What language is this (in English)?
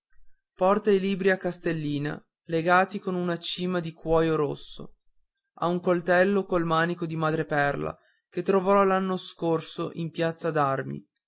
Italian